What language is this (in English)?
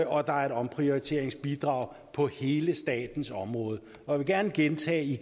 Danish